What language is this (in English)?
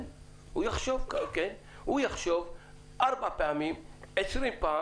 Hebrew